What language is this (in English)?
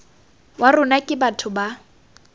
Tswana